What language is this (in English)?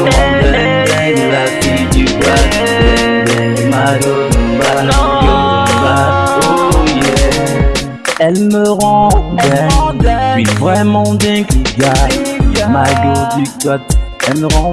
French